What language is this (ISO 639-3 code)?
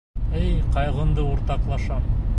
bak